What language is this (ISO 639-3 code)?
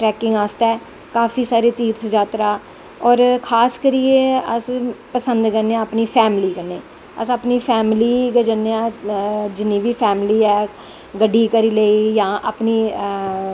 doi